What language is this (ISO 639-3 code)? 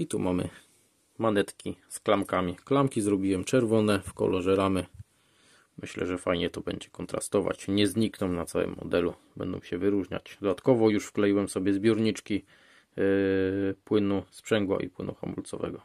pol